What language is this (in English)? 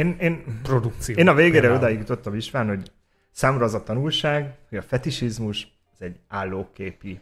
Hungarian